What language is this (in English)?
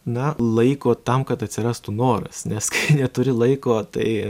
Lithuanian